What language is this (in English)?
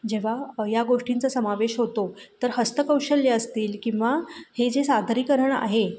Marathi